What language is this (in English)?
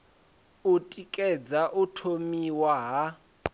Venda